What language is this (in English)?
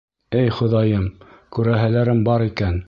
Bashkir